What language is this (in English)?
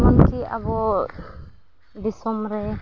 Santali